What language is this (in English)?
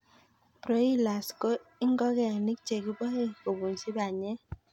Kalenjin